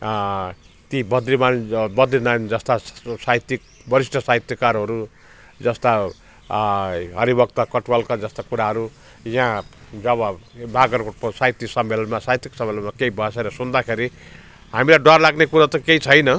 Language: Nepali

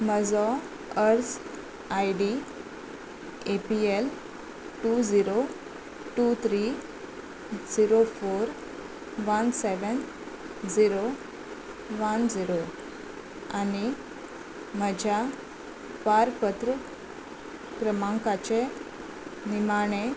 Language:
Konkani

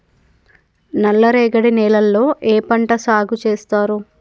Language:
Telugu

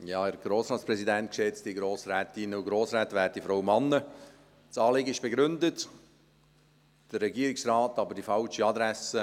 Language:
Swiss German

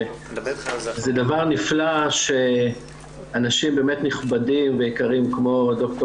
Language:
Hebrew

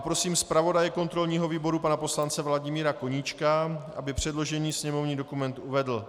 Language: Czech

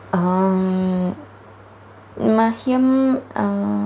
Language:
Sanskrit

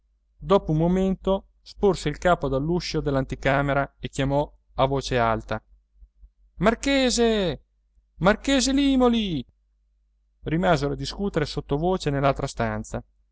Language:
Italian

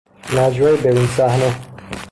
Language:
Persian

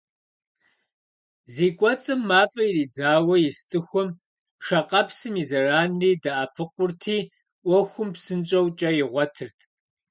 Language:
Kabardian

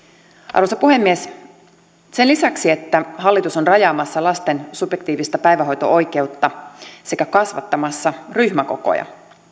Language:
Finnish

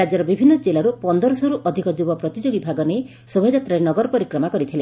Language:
Odia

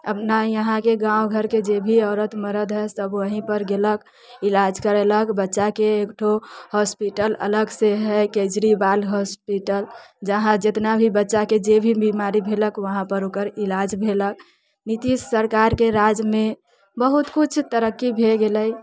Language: Maithili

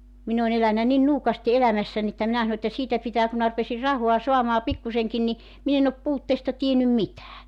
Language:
Finnish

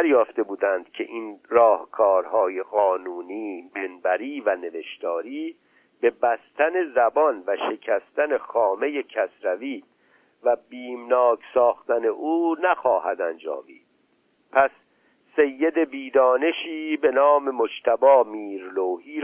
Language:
Persian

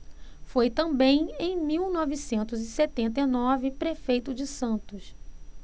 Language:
Portuguese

